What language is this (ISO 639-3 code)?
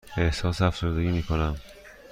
fas